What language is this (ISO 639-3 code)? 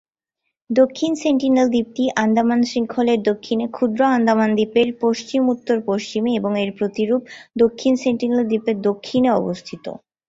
ben